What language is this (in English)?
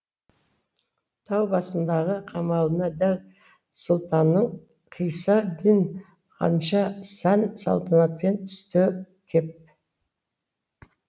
Kazakh